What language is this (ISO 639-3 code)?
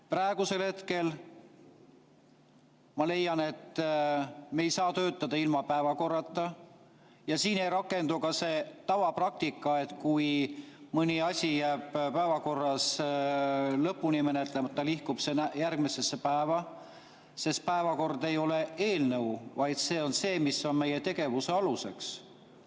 est